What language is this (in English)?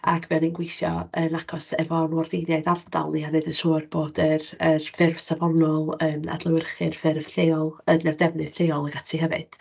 Welsh